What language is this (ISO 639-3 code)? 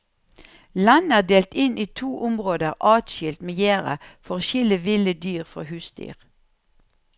nor